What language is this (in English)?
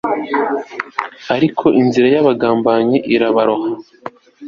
Kinyarwanda